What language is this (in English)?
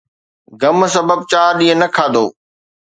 Sindhi